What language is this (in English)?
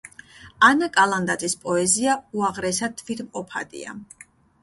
Georgian